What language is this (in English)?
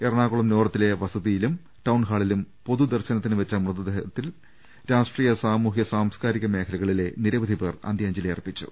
Malayalam